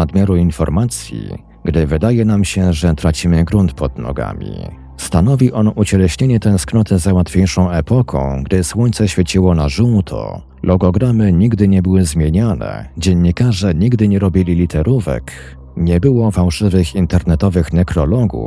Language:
Polish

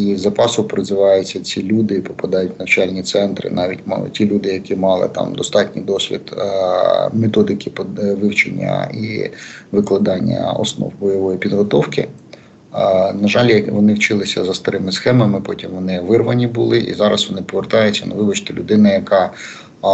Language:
Ukrainian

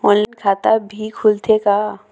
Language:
Chhattisgarhi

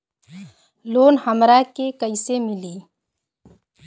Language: Bhojpuri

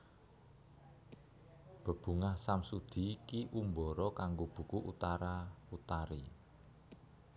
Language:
Javanese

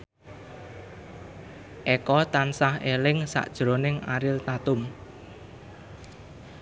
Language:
Javanese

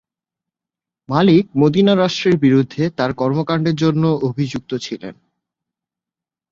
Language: Bangla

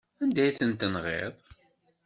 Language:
Kabyle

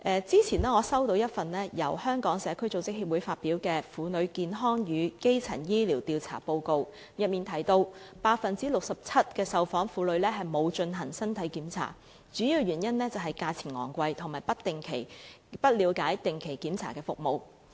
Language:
Cantonese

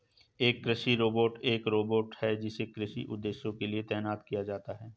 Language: Hindi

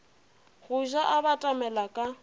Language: Northern Sotho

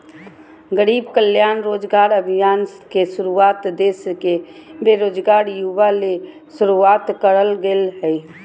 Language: Magahi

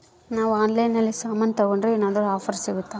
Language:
Kannada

